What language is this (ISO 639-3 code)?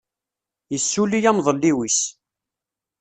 kab